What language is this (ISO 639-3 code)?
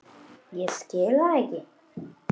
isl